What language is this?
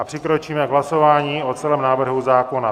Czech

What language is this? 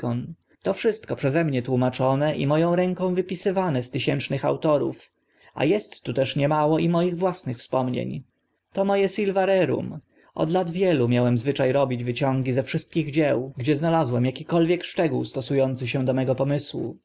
Polish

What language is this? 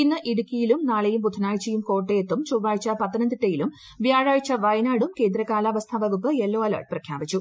Malayalam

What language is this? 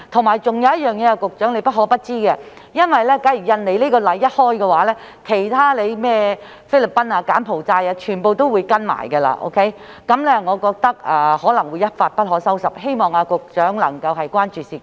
Cantonese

